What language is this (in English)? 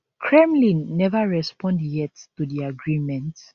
Nigerian Pidgin